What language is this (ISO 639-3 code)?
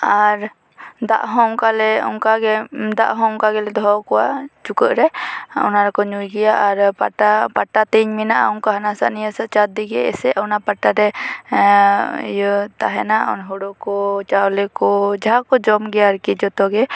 sat